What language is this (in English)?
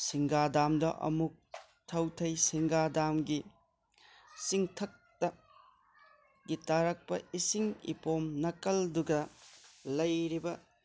Manipuri